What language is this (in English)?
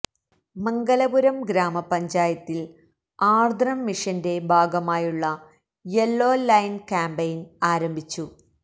Malayalam